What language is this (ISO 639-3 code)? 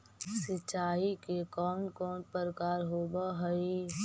mag